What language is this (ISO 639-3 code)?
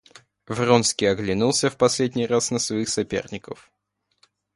rus